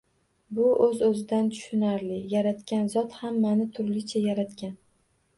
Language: Uzbek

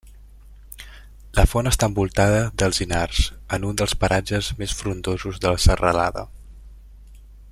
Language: Catalan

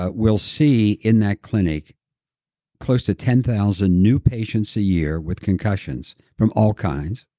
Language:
English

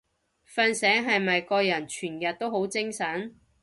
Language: Cantonese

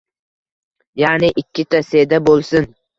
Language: Uzbek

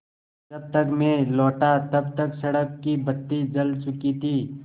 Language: Hindi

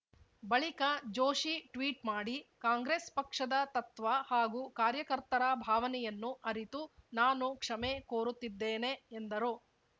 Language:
Kannada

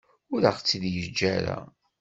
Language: Kabyle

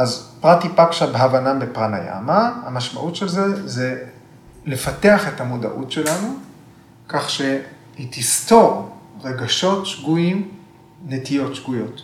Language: Hebrew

